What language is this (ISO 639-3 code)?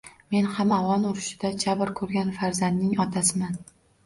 uzb